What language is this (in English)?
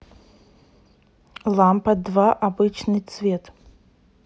Russian